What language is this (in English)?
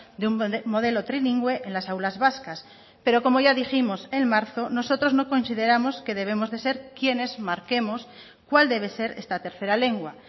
Spanish